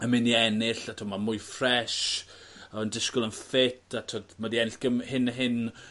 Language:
Welsh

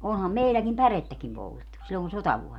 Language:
Finnish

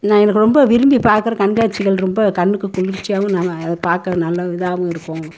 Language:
Tamil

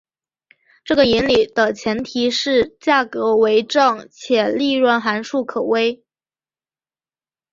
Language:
Chinese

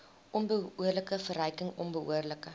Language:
Afrikaans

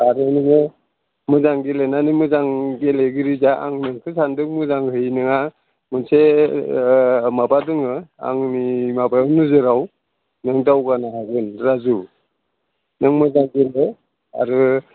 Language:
Bodo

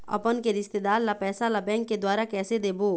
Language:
Chhattisgarhi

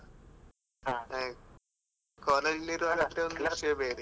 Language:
Kannada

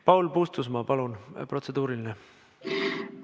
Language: Estonian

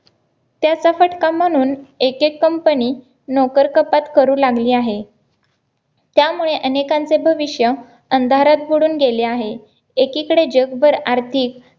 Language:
Marathi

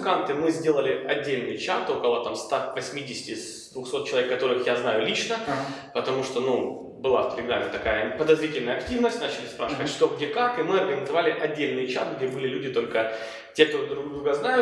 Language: Russian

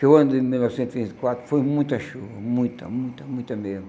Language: Portuguese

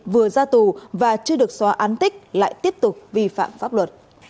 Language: Vietnamese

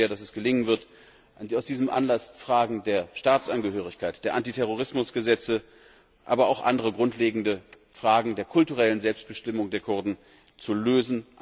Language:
German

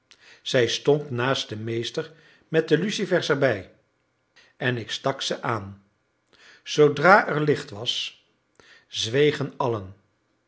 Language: Dutch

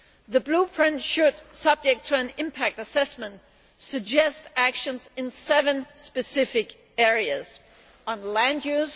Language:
English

